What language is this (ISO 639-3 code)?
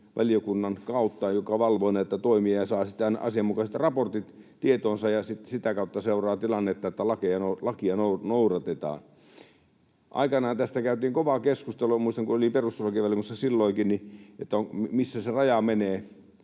fin